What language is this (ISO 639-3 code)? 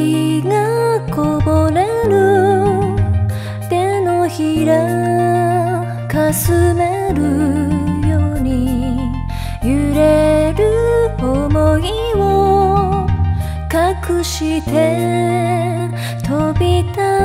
kor